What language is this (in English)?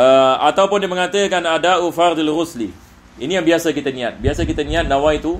Malay